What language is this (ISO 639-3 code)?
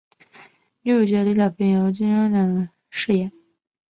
zho